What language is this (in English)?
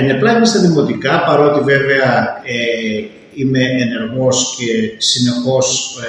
Greek